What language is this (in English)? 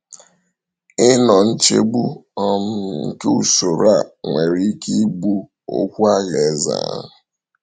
Igbo